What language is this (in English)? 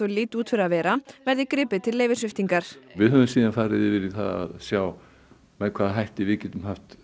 Icelandic